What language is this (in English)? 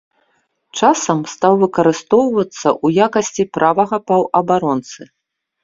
Belarusian